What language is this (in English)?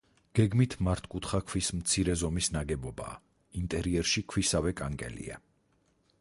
Georgian